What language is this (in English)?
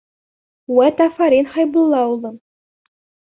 Bashkir